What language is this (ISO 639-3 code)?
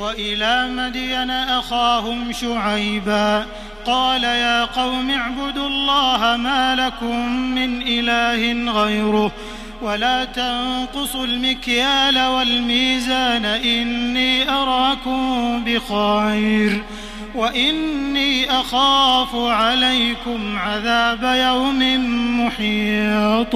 ara